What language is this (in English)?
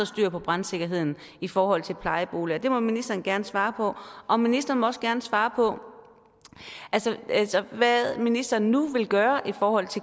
Danish